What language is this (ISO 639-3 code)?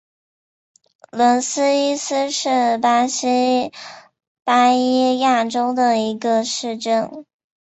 zho